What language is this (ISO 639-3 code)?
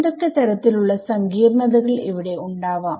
mal